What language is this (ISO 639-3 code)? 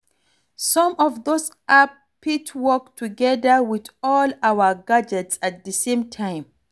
pcm